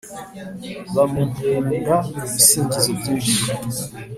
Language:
Kinyarwanda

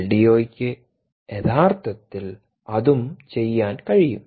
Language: Malayalam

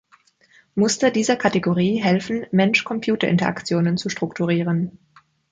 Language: German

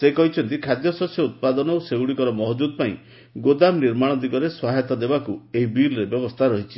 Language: Odia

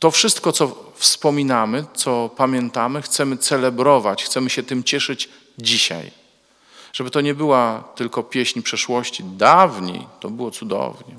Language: Polish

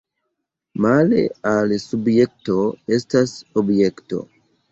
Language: Esperanto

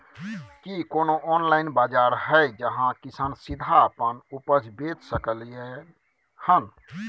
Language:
Maithili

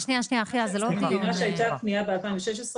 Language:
Hebrew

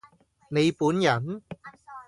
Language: Cantonese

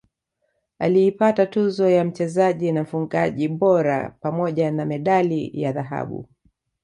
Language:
Swahili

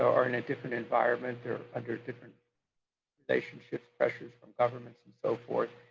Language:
English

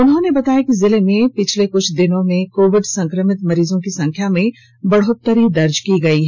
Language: Hindi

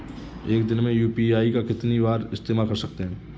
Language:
Hindi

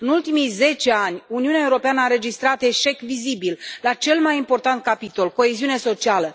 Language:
Romanian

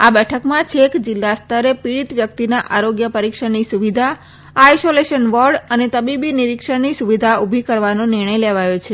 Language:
Gujarati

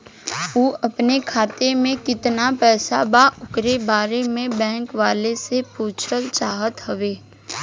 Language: Bhojpuri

